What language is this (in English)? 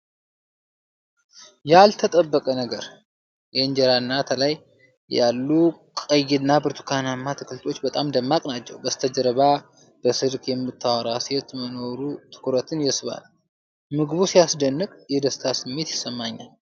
Amharic